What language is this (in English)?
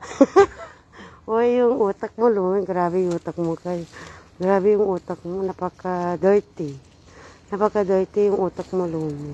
Filipino